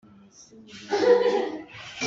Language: Hakha Chin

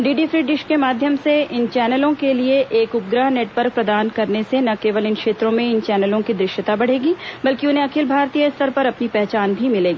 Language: Hindi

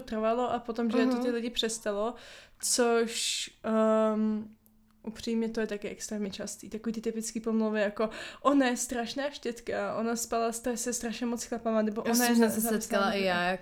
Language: Czech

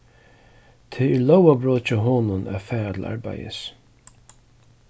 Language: Faroese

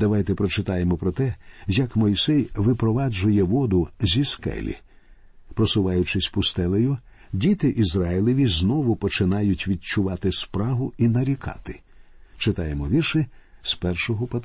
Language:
Ukrainian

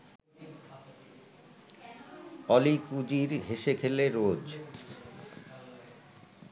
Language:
Bangla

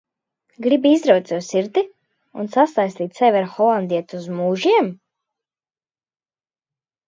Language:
Latvian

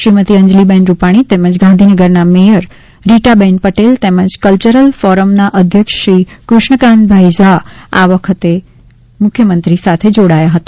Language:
Gujarati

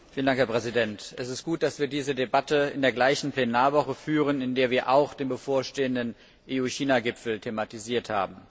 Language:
German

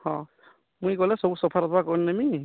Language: Odia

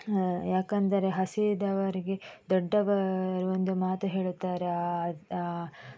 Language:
Kannada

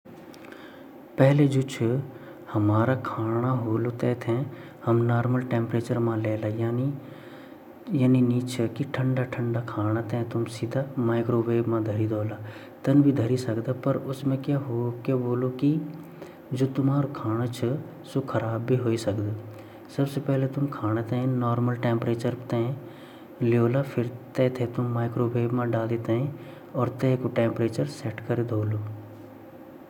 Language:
Garhwali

